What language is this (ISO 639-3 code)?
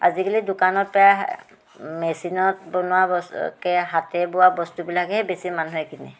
asm